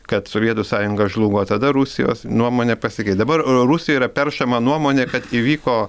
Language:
Lithuanian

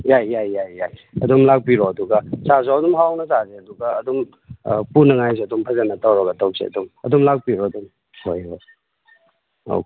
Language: Manipuri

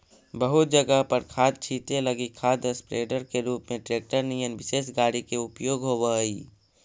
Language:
Magahi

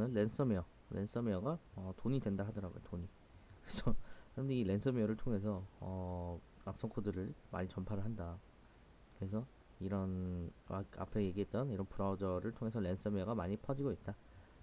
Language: Korean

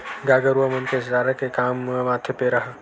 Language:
Chhattisgarhi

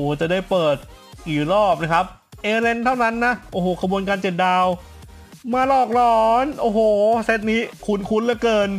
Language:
Thai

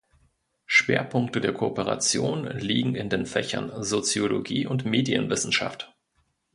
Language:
German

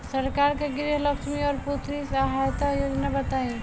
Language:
Bhojpuri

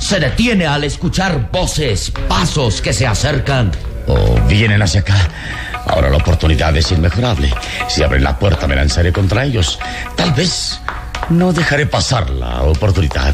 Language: Spanish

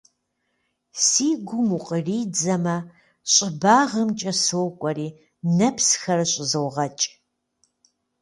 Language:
Kabardian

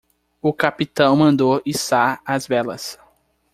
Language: Portuguese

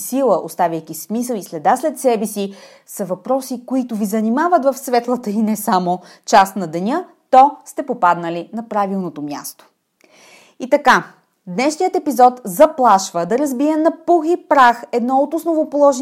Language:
Bulgarian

